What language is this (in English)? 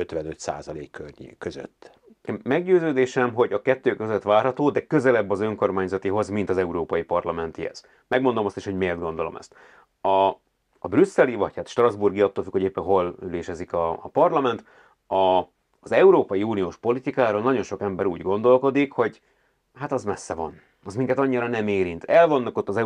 Hungarian